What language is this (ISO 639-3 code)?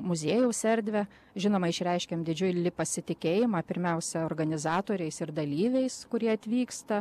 lit